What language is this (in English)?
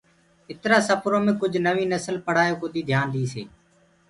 Gurgula